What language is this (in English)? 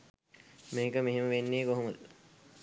Sinhala